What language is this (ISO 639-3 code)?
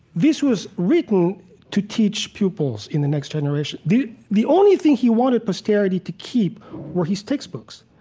eng